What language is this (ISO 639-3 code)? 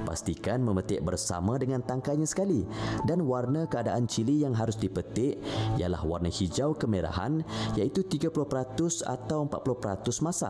msa